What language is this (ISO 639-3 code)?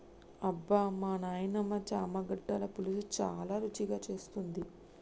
tel